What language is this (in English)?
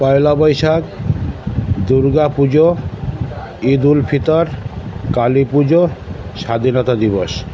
Bangla